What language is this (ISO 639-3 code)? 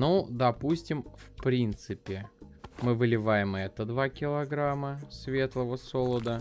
rus